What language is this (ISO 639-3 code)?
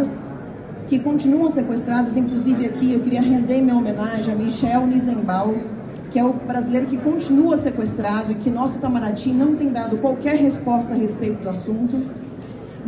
por